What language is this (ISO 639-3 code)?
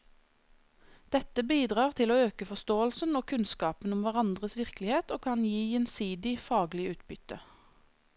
nor